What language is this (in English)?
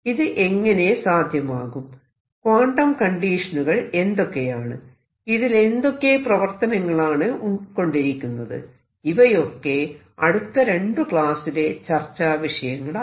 Malayalam